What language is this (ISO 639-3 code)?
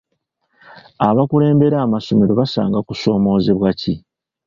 lug